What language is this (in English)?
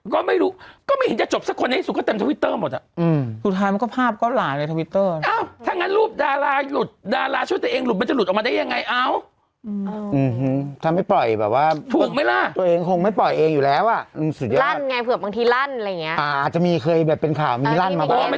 Thai